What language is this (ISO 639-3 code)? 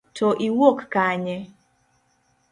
luo